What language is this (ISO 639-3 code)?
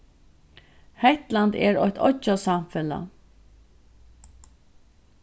fao